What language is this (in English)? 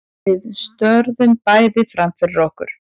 Icelandic